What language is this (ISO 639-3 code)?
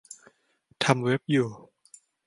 tha